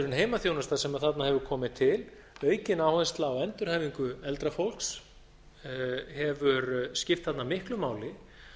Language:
Icelandic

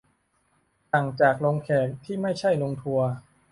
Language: Thai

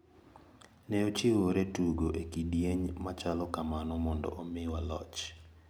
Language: Luo (Kenya and Tanzania)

